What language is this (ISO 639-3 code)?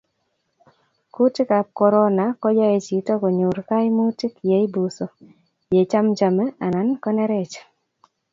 kln